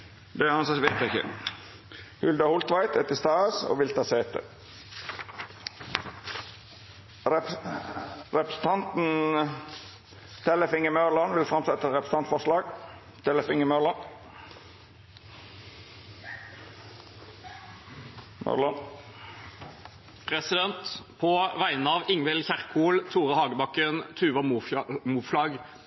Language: Norwegian Nynorsk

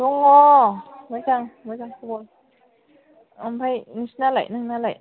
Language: Bodo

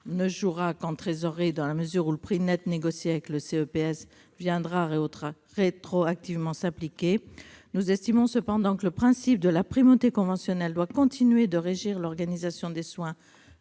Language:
French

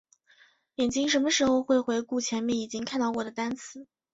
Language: Chinese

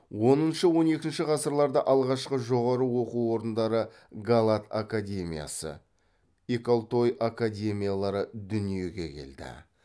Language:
Kazakh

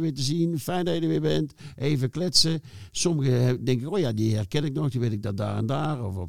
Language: Dutch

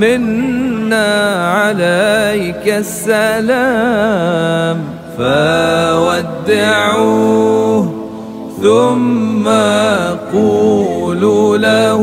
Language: Arabic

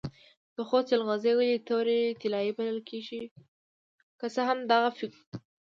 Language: Pashto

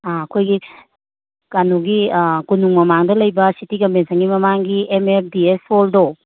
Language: Manipuri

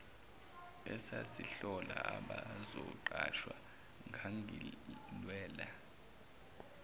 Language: Zulu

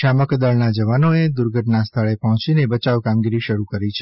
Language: Gujarati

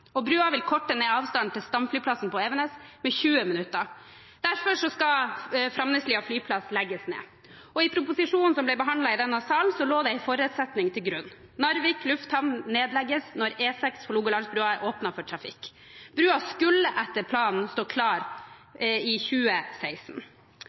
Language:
Norwegian Bokmål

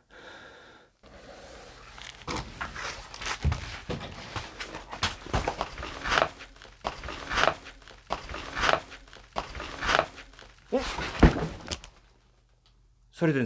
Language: Korean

